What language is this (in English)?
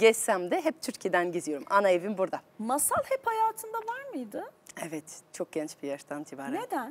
Turkish